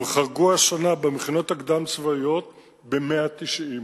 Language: Hebrew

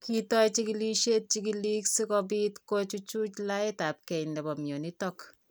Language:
Kalenjin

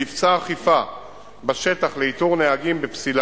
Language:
Hebrew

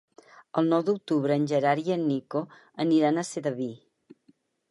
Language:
Catalan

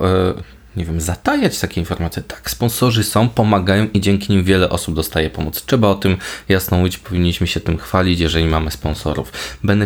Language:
Polish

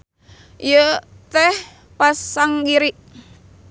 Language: Sundanese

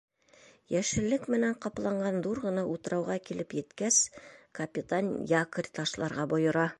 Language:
Bashkir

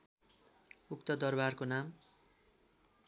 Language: Nepali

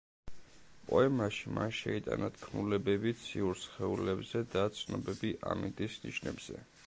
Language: Georgian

